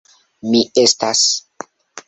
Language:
Esperanto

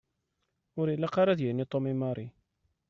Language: Kabyle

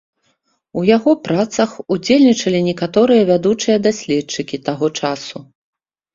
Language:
Belarusian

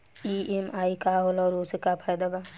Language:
Bhojpuri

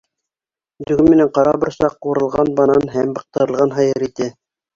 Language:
Bashkir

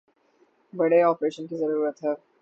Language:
Urdu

